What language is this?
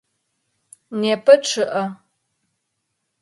Adyghe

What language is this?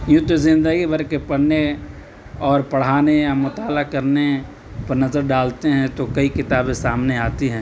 Urdu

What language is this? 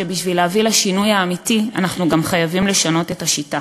Hebrew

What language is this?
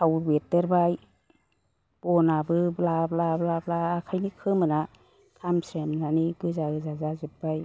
Bodo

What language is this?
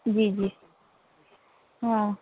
Urdu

